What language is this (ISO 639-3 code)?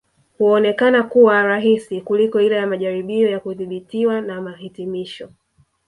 swa